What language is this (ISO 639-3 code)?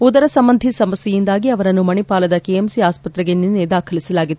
kan